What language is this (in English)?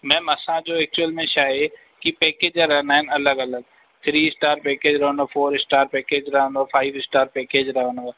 Sindhi